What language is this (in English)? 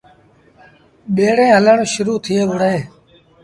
Sindhi Bhil